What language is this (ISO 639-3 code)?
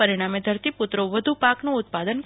guj